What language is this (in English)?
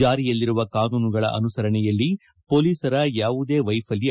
Kannada